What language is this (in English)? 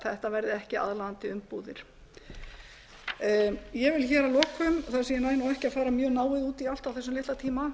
Icelandic